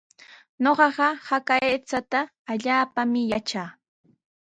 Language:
Sihuas Ancash Quechua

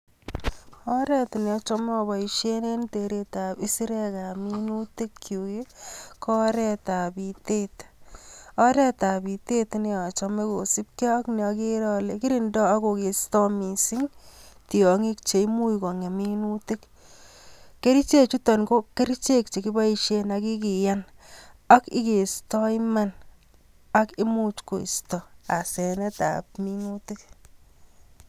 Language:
Kalenjin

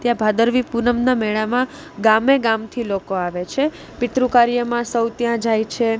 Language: Gujarati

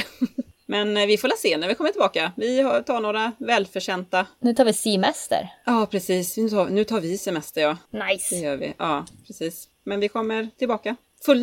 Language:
Swedish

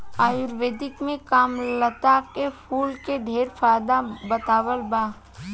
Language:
Bhojpuri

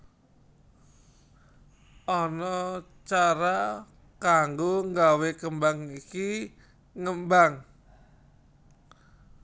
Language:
Javanese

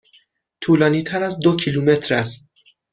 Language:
Persian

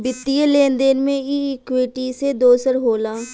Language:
Bhojpuri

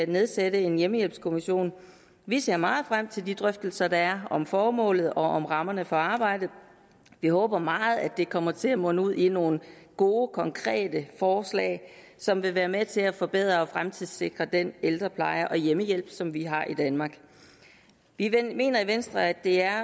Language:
Danish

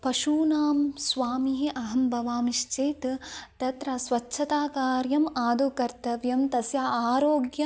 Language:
Sanskrit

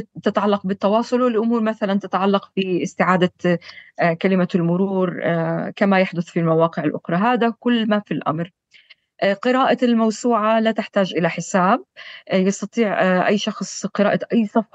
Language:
Arabic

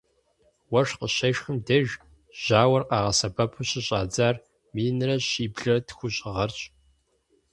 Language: Kabardian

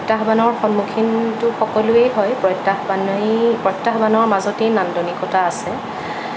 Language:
Assamese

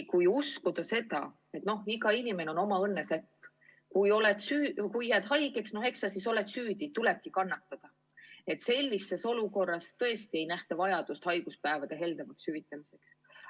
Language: Estonian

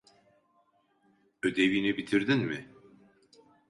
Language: Turkish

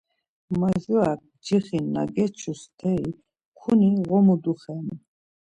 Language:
Laz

